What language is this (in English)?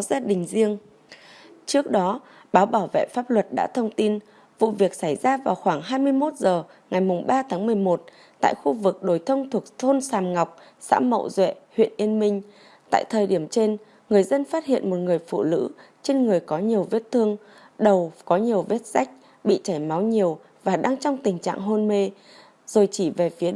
Vietnamese